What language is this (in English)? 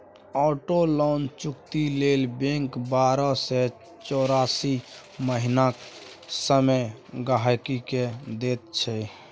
Maithili